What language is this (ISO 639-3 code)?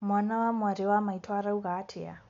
kik